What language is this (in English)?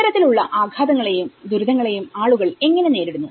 Malayalam